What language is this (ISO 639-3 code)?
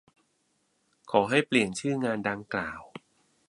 tha